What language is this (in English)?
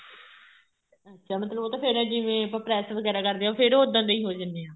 Punjabi